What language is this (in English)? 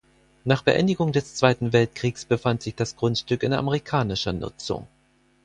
German